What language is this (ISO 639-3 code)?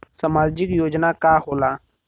bho